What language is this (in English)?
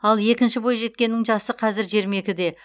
Kazakh